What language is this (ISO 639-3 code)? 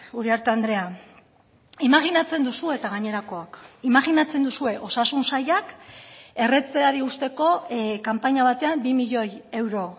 eus